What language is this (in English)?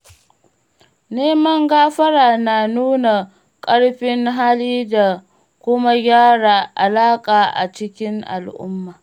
Hausa